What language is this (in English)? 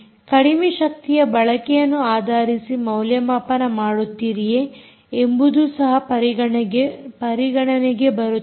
Kannada